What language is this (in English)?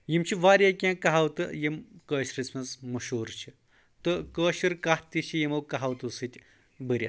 Kashmiri